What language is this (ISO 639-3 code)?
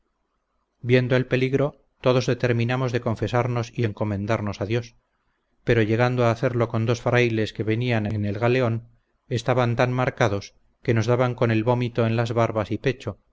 spa